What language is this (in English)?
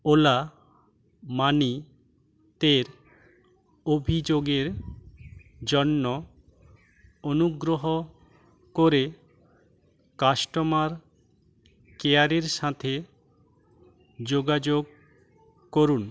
Bangla